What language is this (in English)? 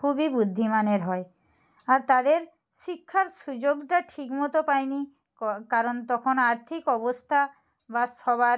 Bangla